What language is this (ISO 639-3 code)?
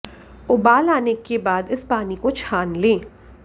hin